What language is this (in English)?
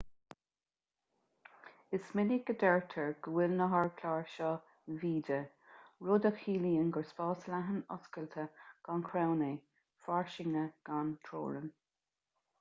Irish